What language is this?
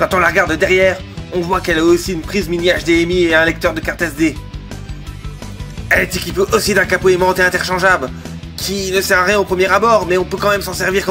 French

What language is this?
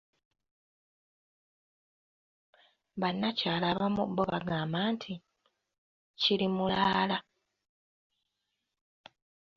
Ganda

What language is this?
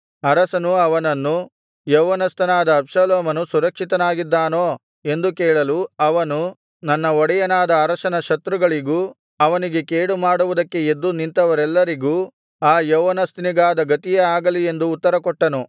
Kannada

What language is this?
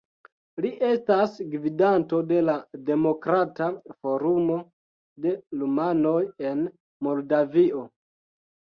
Esperanto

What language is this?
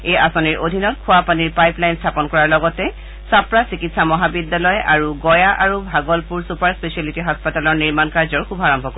Assamese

